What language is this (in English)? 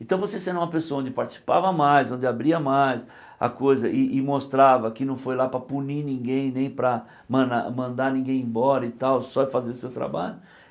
Portuguese